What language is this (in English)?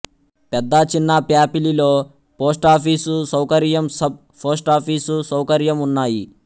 Telugu